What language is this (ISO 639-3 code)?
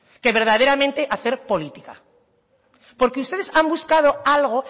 spa